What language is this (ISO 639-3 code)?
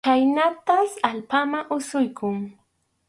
qxu